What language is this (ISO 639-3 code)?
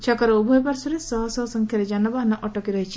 ori